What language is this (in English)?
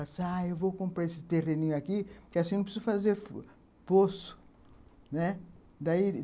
Portuguese